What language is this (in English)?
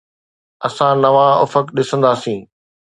Sindhi